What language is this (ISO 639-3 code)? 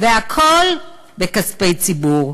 heb